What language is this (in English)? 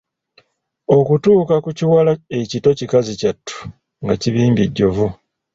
Ganda